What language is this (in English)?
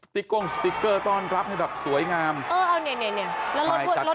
Thai